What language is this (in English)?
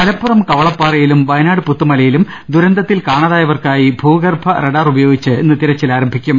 Malayalam